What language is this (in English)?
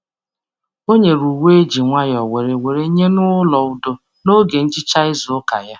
Igbo